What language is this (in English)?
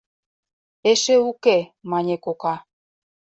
Mari